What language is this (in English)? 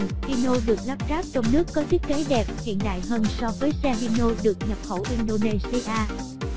Vietnamese